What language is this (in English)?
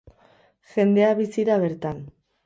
Basque